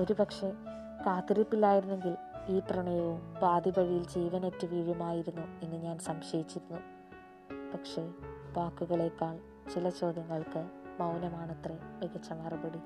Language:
Malayalam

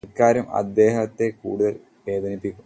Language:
Malayalam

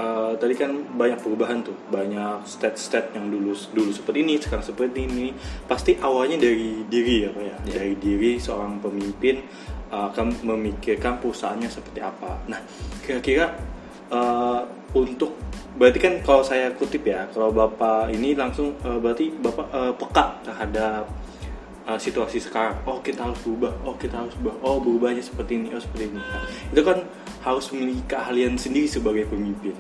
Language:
Indonesian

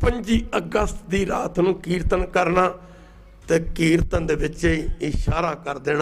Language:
Arabic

